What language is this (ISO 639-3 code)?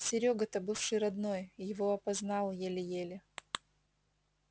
rus